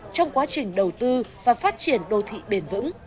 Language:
Vietnamese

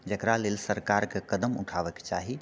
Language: Maithili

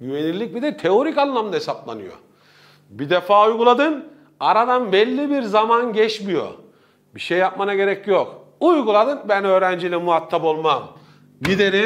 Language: Turkish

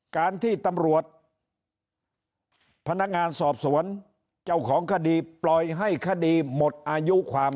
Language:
Thai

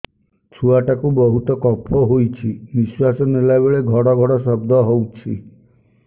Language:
Odia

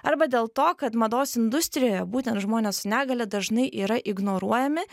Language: Lithuanian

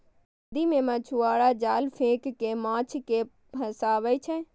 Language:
Maithili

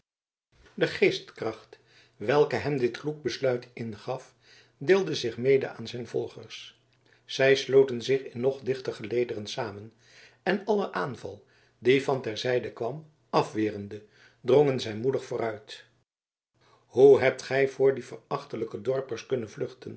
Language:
Dutch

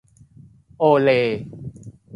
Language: Thai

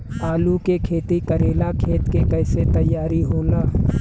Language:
Bhojpuri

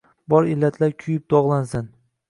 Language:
Uzbek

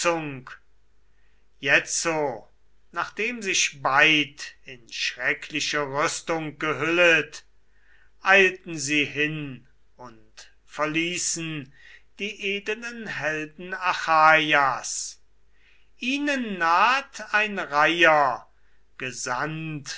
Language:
German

